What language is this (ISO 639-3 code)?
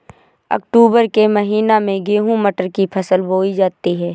hin